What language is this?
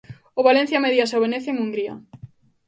Galician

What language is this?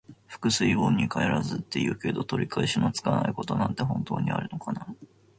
Japanese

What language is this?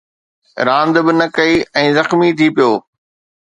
Sindhi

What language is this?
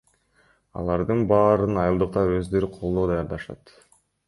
Kyrgyz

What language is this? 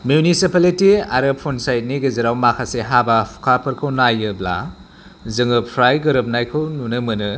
Bodo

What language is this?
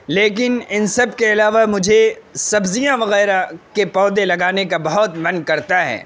Urdu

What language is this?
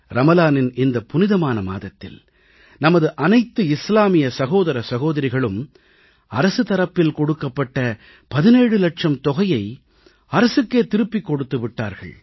Tamil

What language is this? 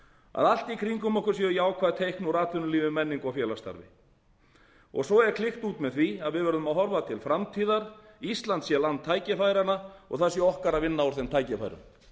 Icelandic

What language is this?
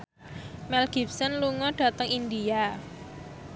Javanese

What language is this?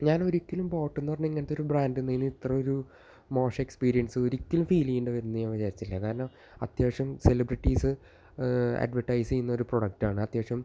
Malayalam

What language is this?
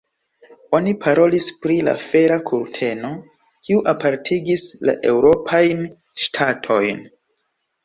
Esperanto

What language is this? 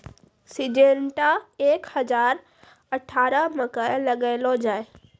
Maithili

